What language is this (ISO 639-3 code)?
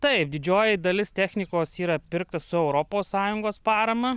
lit